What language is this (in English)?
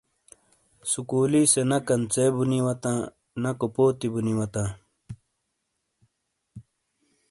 Shina